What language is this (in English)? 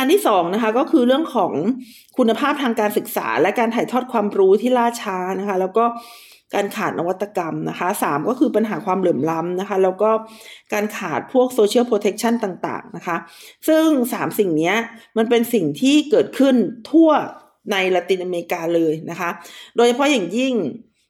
Thai